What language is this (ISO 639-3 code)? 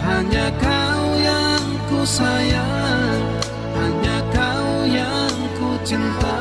ind